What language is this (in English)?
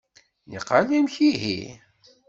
Kabyle